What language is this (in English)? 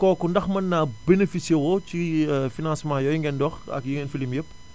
Wolof